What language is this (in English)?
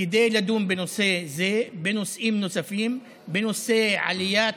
Hebrew